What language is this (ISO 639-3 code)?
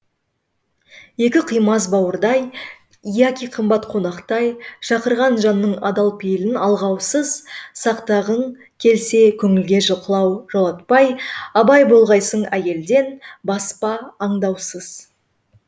kaz